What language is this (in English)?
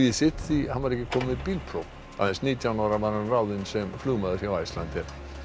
Icelandic